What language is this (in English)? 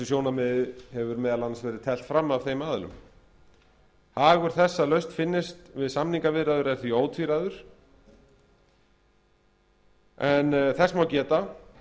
Icelandic